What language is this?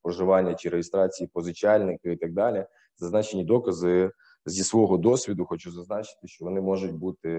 Ukrainian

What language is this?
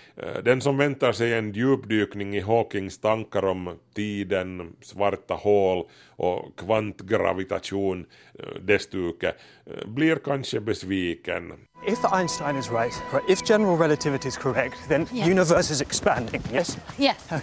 Swedish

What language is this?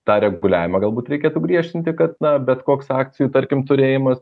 Lithuanian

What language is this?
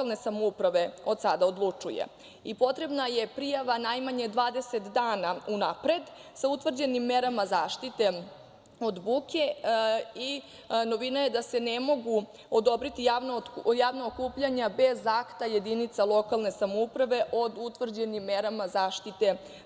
Serbian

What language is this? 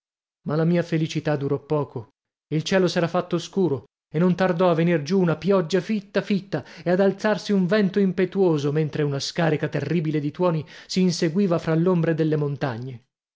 Italian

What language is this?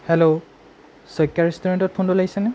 Assamese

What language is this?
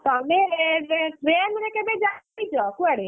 Odia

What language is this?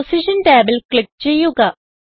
Malayalam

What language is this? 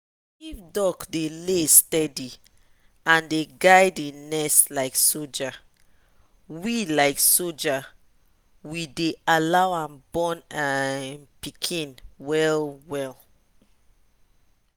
Nigerian Pidgin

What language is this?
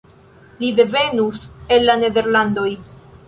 Esperanto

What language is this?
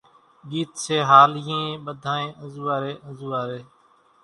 Kachi Koli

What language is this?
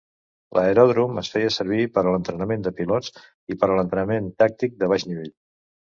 Catalan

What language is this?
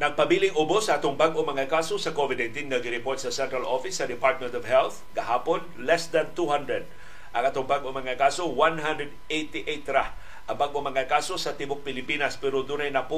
Filipino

